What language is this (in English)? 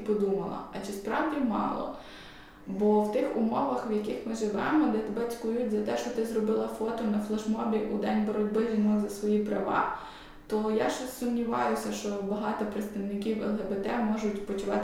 Ukrainian